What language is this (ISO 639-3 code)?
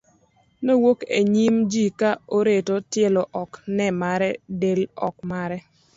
luo